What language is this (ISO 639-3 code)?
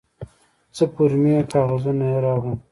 pus